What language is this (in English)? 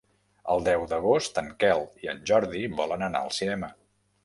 Catalan